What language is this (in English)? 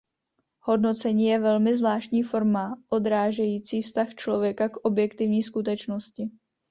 Czech